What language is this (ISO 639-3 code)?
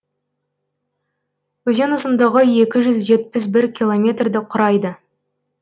kaz